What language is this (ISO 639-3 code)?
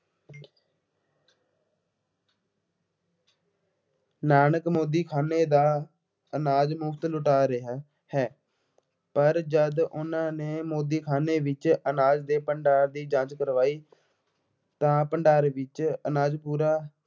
pan